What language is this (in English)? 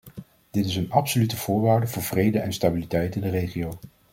Dutch